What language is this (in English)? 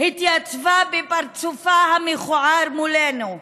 Hebrew